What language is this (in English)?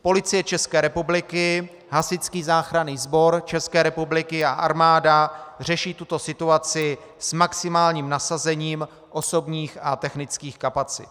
Czech